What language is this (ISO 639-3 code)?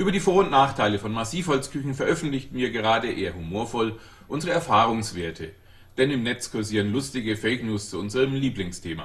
deu